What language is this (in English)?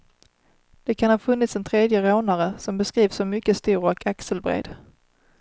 Swedish